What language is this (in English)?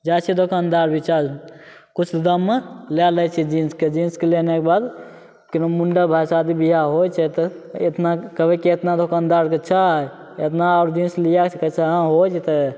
Maithili